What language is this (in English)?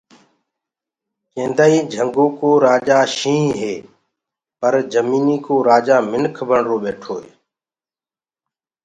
Gurgula